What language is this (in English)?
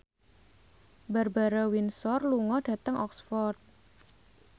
Javanese